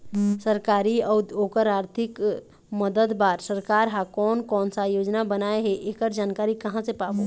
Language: Chhattisgarhi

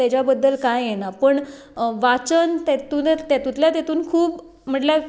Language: Konkani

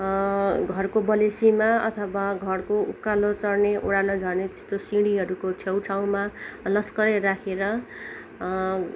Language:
Nepali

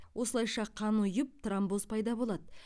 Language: Kazakh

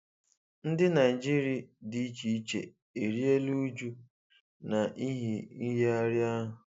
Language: Igbo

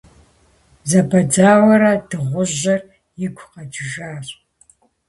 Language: Kabardian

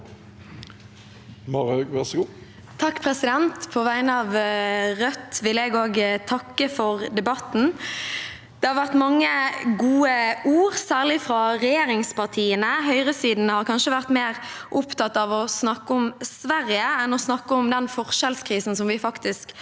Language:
Norwegian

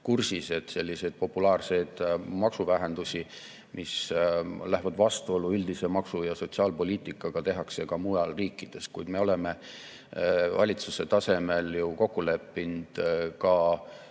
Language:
Estonian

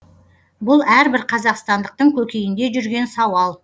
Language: Kazakh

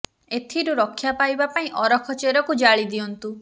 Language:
Odia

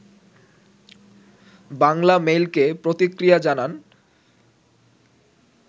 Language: Bangla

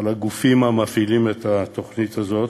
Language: Hebrew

